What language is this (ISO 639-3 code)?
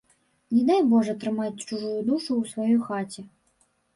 bel